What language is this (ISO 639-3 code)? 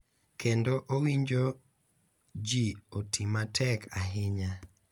luo